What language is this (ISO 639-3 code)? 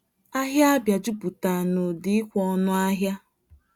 ibo